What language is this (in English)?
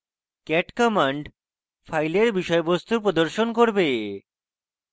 Bangla